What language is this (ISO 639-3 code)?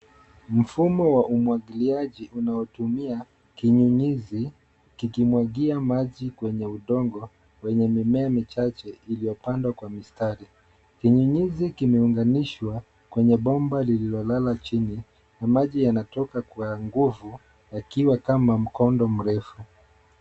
swa